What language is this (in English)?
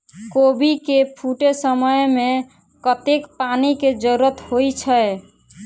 Maithili